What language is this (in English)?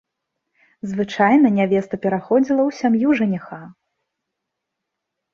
Belarusian